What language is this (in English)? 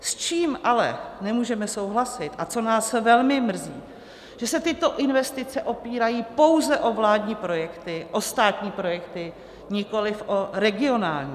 Czech